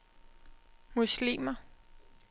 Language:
Danish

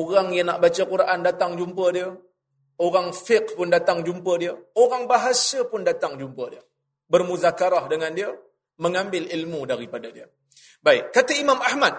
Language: Malay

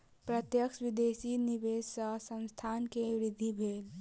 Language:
Maithili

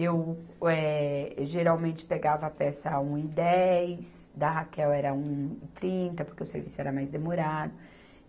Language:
Portuguese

